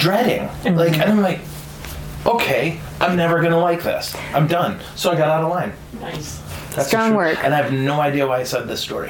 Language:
English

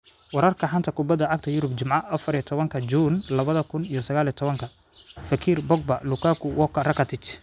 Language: Somali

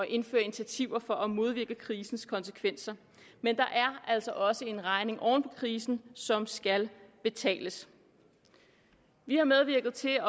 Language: Danish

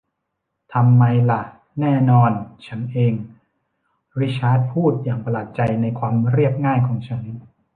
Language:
Thai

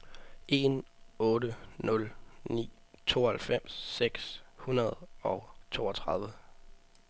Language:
Danish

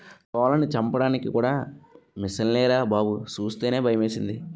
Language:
Telugu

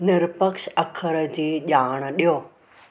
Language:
Sindhi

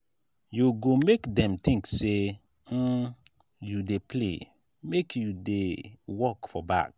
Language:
Nigerian Pidgin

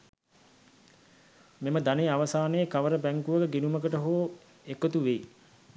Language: Sinhala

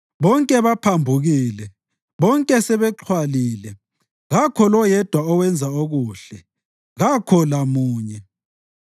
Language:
North Ndebele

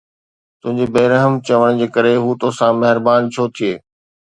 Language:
Sindhi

